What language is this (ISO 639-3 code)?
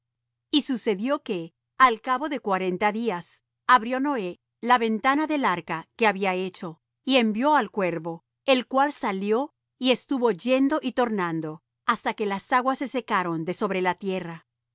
spa